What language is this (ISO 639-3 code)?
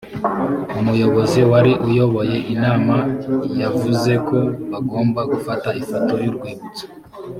kin